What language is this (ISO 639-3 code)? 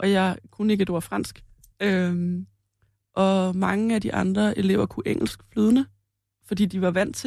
dan